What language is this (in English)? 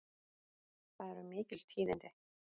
Icelandic